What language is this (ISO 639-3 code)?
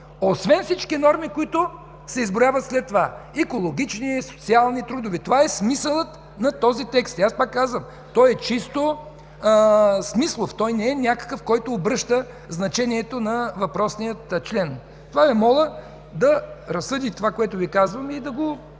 bul